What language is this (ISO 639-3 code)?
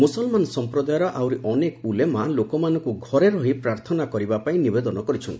ori